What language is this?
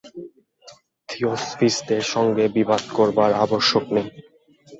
Bangla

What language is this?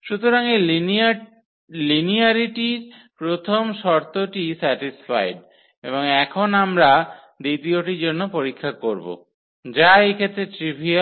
Bangla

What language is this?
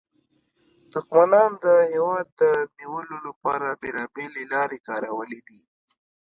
Pashto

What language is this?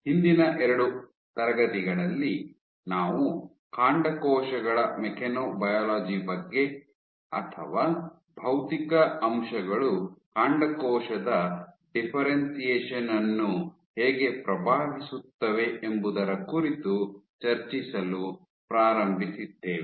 Kannada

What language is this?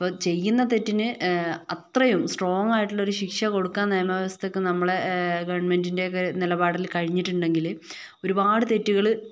Malayalam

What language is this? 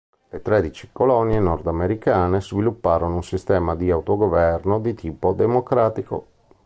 Italian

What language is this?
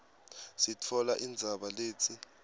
Swati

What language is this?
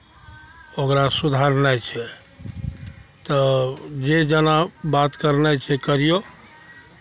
Maithili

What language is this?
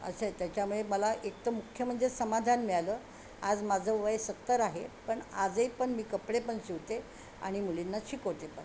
Marathi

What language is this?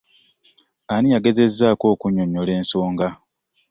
Ganda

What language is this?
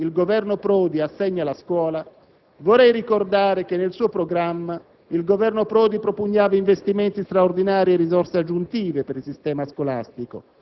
Italian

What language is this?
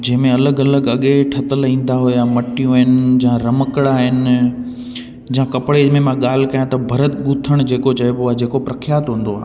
Sindhi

